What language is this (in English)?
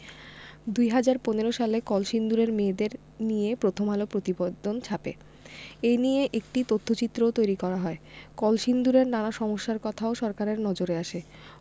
Bangla